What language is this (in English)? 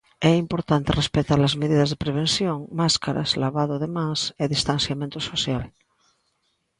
Galician